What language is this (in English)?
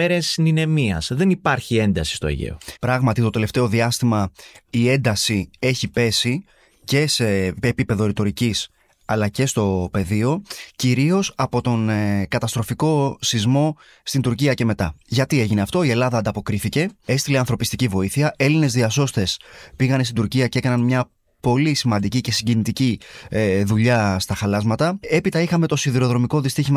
Greek